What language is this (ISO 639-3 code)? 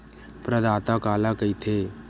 hne